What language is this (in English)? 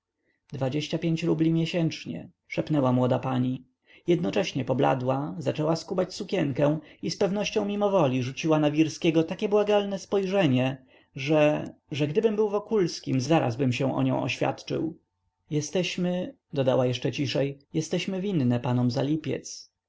Polish